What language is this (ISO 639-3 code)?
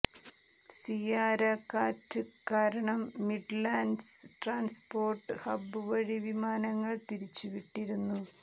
mal